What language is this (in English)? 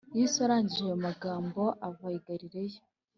Kinyarwanda